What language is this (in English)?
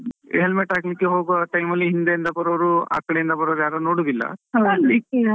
Kannada